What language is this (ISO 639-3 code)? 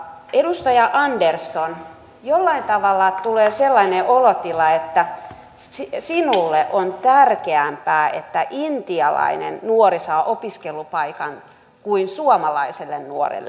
fin